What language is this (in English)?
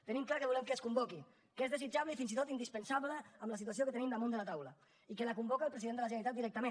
Catalan